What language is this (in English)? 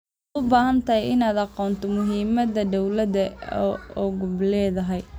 Somali